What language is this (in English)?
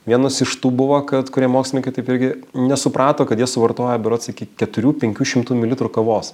Lithuanian